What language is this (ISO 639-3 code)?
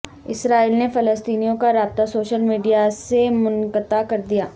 urd